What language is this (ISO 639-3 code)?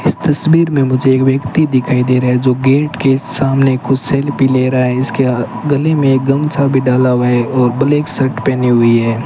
hin